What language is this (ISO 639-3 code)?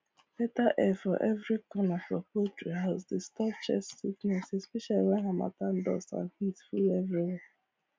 pcm